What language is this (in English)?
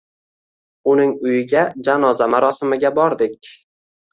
Uzbek